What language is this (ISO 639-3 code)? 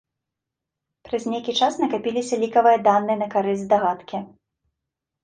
bel